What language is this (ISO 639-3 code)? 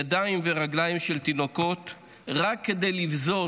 heb